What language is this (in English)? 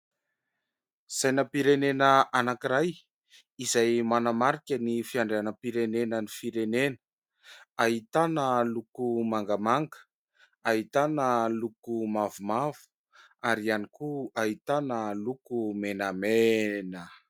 Malagasy